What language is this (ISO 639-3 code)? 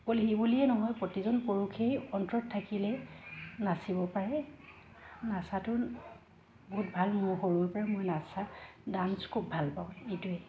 asm